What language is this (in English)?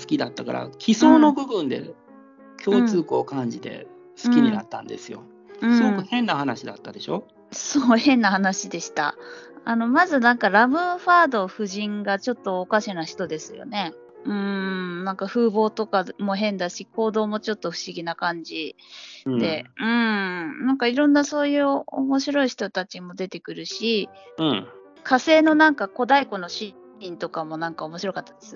Japanese